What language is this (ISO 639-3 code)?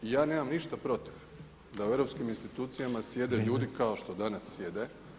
hrv